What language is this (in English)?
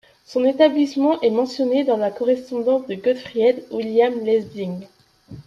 French